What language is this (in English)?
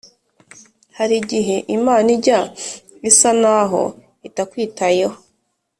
Kinyarwanda